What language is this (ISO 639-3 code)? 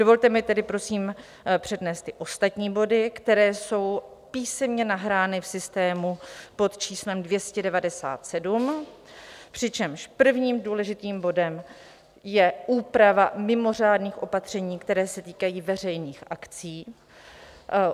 ces